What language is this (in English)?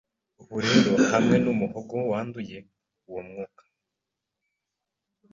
Kinyarwanda